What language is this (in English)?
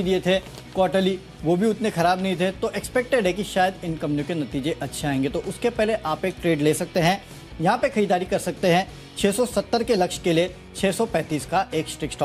Hindi